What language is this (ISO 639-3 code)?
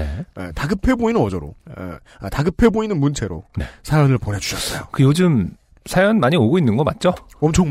kor